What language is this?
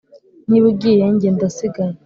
Kinyarwanda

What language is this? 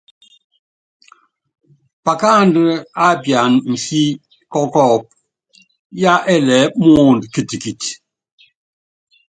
Yangben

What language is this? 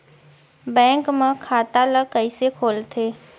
Chhattisgarhi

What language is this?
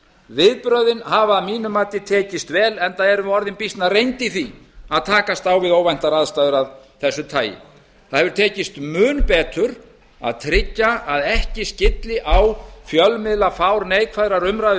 Icelandic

